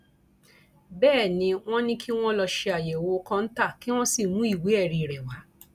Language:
Yoruba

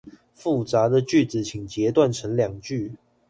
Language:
Chinese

